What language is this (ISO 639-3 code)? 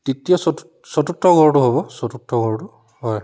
asm